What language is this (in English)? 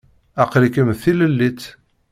Kabyle